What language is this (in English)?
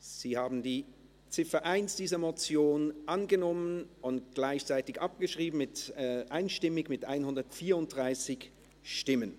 Swiss German